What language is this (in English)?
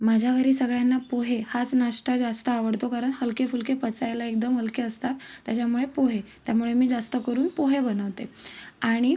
Marathi